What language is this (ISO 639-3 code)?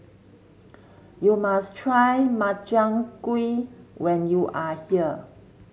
eng